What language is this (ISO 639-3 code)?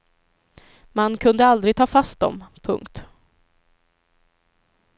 swe